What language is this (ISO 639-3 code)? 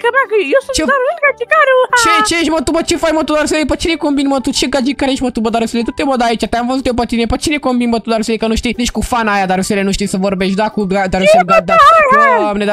ron